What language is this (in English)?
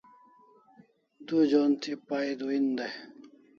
Kalasha